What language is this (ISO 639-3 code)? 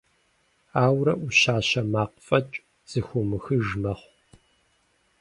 kbd